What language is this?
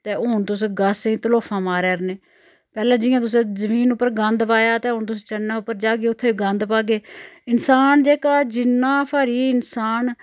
Dogri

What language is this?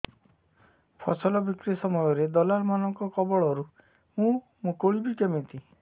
Odia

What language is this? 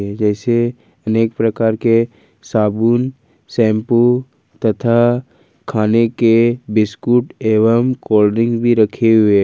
Hindi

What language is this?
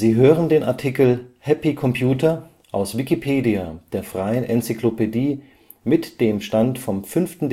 German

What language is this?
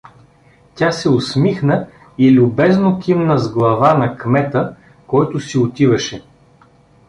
Bulgarian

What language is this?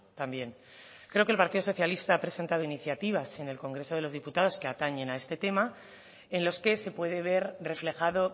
Spanish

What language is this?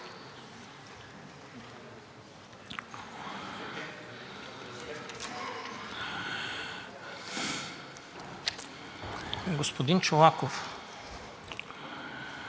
Bulgarian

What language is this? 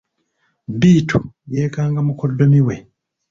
Ganda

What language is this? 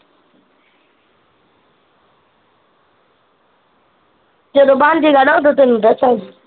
Punjabi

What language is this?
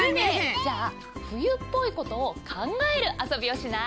Japanese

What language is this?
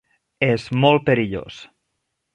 Catalan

